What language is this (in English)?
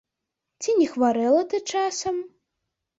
Belarusian